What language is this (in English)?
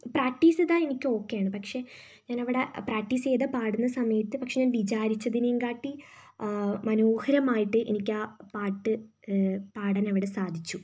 Malayalam